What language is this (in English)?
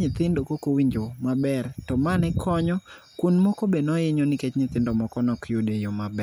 Luo (Kenya and Tanzania)